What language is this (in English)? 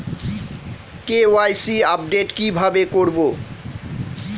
Bangla